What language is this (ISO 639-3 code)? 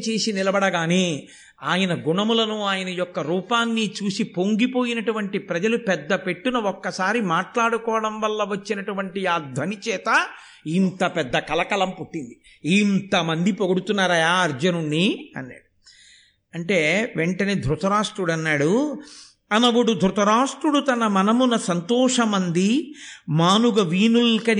tel